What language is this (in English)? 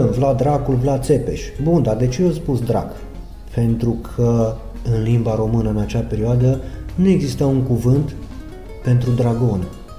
Romanian